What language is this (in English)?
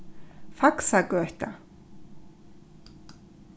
Faroese